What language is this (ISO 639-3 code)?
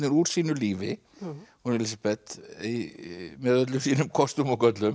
isl